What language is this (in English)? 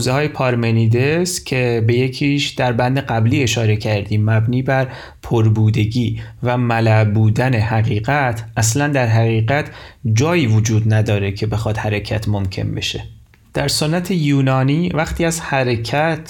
Persian